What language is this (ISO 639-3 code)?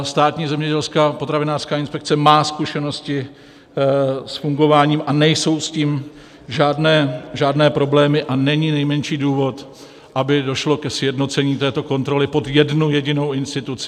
ces